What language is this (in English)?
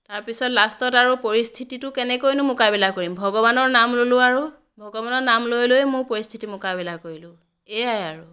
Assamese